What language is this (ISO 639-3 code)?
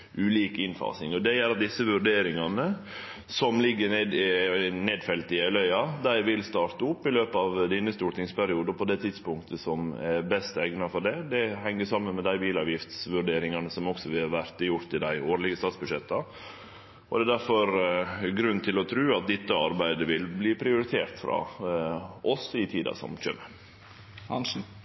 nno